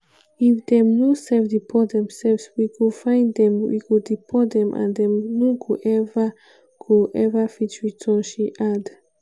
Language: Nigerian Pidgin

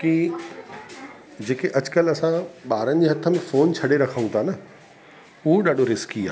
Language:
Sindhi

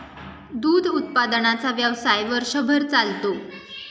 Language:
Marathi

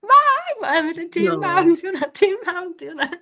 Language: Welsh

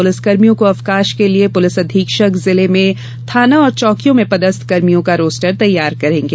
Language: Hindi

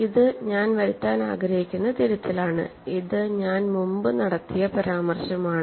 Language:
Malayalam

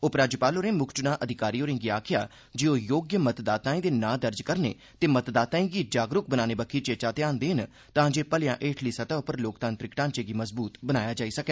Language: Dogri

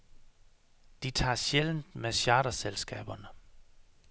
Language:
Danish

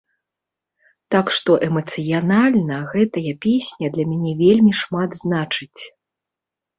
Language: Belarusian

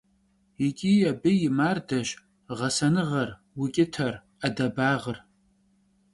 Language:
Kabardian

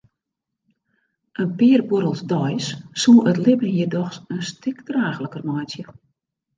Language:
Western Frisian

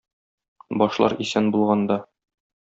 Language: Tatar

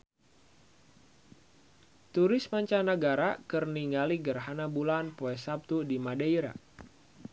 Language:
Sundanese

